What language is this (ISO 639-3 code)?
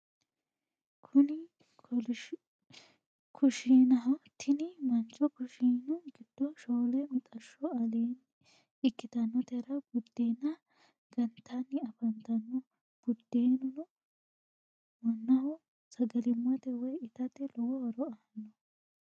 sid